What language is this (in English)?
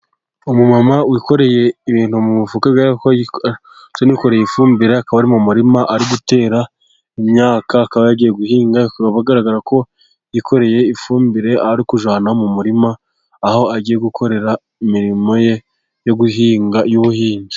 Kinyarwanda